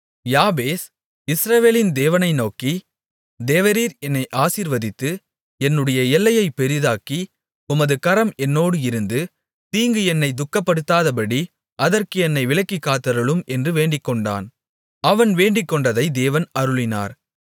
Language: Tamil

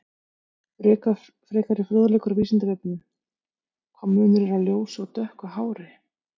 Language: Icelandic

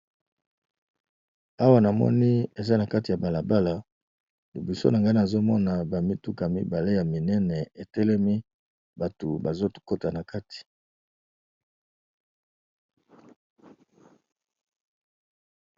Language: Lingala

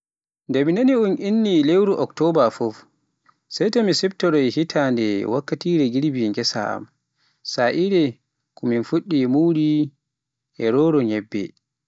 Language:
Pular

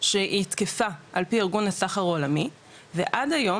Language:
Hebrew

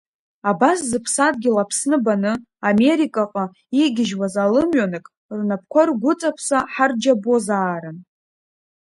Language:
Abkhazian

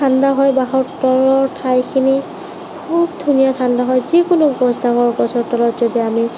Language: Assamese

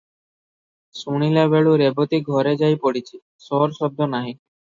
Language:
Odia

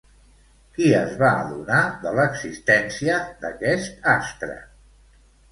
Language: Catalan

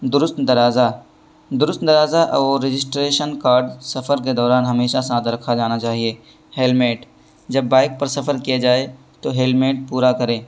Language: Urdu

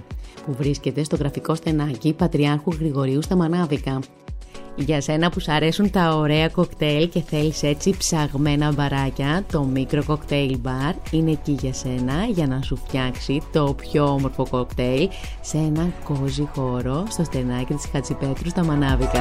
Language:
Greek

